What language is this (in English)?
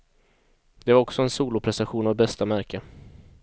Swedish